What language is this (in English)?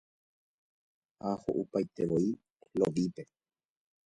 Guarani